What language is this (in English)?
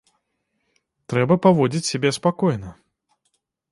Belarusian